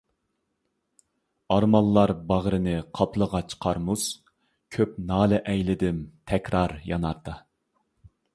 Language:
Uyghur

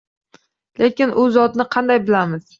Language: Uzbek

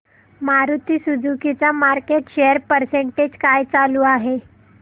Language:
Marathi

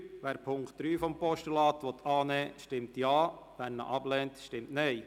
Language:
Swiss German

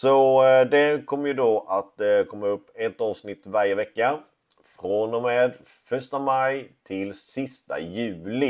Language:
Swedish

